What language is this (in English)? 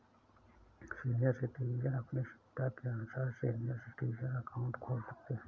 Hindi